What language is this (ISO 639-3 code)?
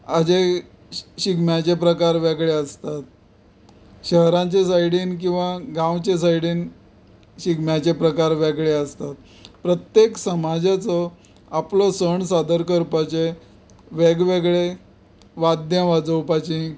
kok